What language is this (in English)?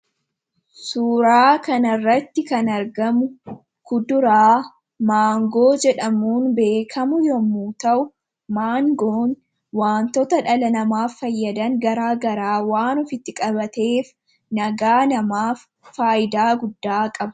Oromo